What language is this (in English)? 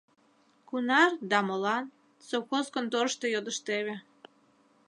Mari